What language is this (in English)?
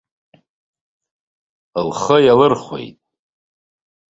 Abkhazian